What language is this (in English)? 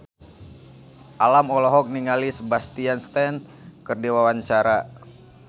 Sundanese